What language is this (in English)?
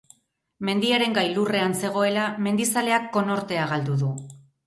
Basque